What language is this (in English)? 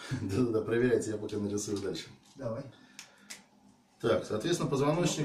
Russian